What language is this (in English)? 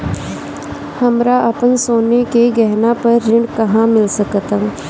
Bhojpuri